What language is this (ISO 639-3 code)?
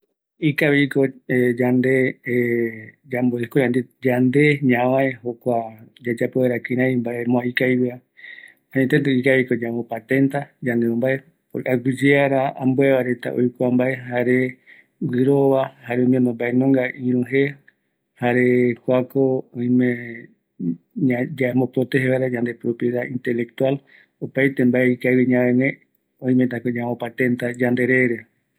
gui